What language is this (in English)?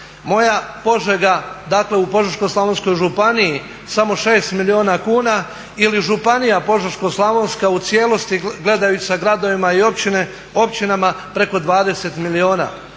Croatian